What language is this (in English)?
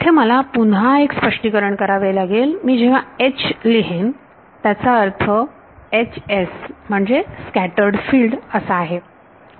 Marathi